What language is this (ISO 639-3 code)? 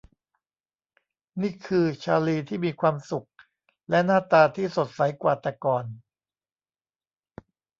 tha